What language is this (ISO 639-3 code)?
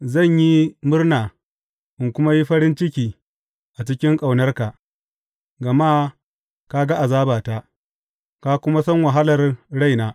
hau